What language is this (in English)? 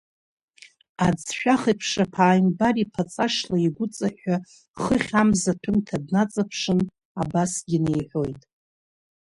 Abkhazian